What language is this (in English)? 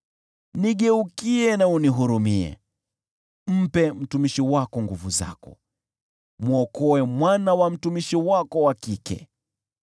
Swahili